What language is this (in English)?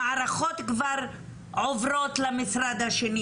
Hebrew